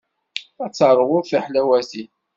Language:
Kabyle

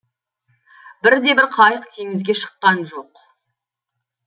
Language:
Kazakh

